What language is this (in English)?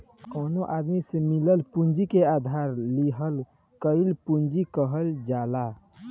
Bhojpuri